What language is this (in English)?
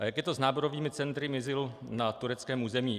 Czech